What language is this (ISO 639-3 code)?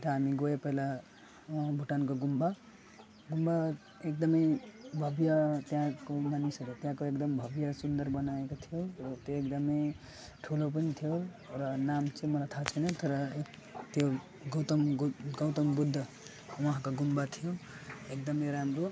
nep